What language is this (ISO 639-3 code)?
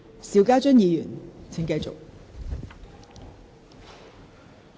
yue